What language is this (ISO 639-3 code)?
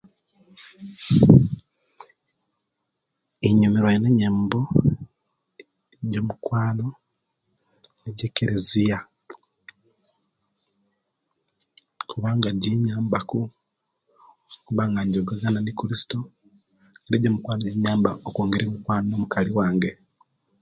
lke